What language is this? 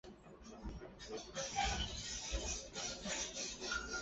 Chinese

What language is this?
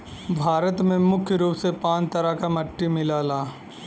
Bhojpuri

